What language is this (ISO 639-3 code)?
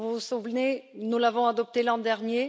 fra